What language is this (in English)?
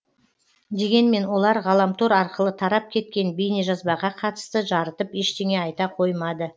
Kazakh